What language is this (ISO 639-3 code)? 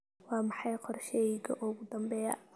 som